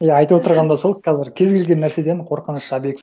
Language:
Kazakh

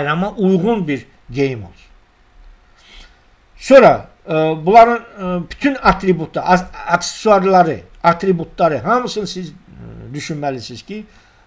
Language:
Turkish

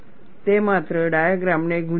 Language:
Gujarati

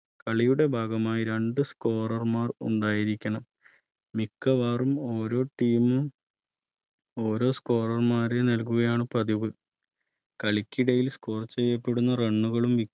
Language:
Malayalam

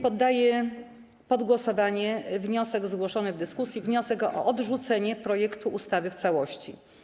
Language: Polish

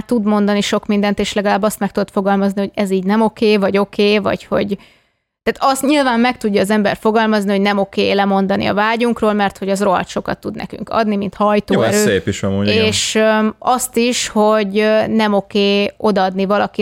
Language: Hungarian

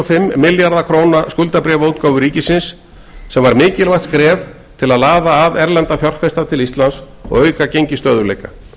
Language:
Icelandic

